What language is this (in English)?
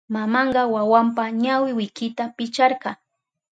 Southern Pastaza Quechua